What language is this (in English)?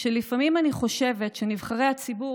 Hebrew